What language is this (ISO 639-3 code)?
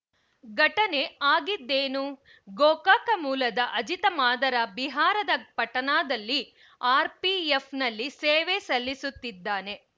kan